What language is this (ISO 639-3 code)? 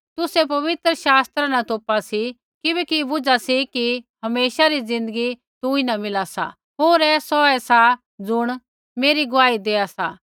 kfx